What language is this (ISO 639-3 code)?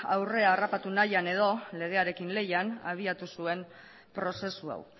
eus